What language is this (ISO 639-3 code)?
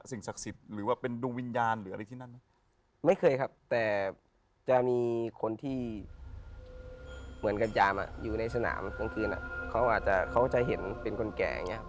tha